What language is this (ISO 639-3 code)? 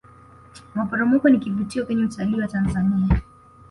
swa